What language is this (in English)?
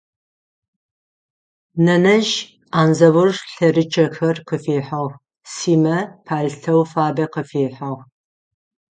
Adyghe